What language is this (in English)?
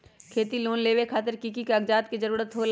Magahi